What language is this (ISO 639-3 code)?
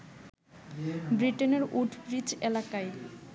ben